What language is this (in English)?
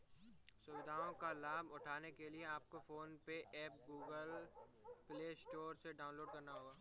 Hindi